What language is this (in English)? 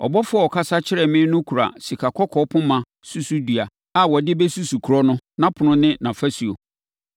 Akan